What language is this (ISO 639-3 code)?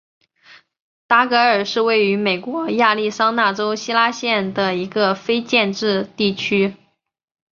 zho